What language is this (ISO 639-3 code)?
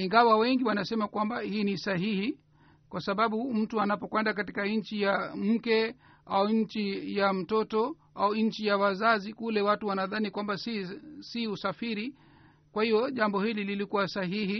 swa